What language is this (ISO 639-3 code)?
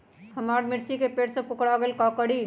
mag